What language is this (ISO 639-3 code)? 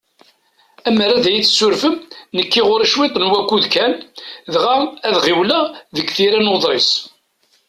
kab